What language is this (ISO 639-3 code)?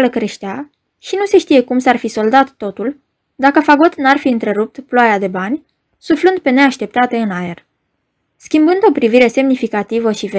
ron